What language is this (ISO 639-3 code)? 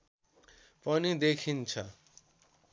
nep